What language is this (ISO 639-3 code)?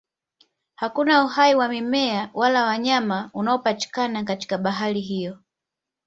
swa